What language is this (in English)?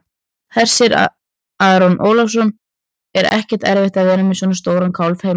Icelandic